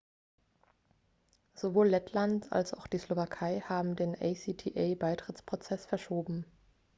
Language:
German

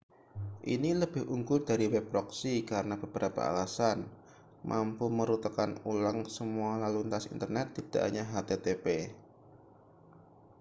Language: Indonesian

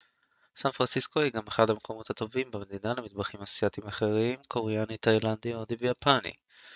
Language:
Hebrew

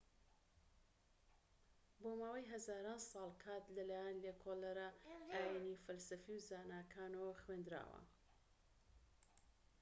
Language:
Central Kurdish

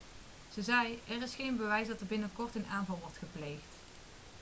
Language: Dutch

